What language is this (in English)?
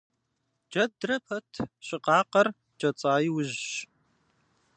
Kabardian